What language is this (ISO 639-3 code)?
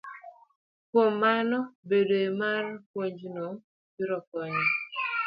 luo